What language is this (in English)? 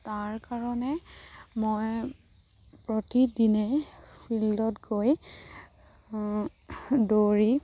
Assamese